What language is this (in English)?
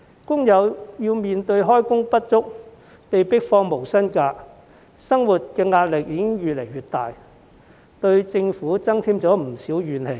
Cantonese